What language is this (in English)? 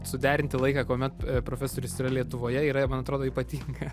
Lithuanian